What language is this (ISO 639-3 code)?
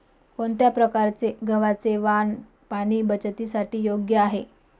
mar